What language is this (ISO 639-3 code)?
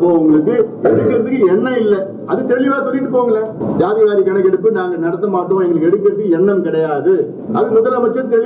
tam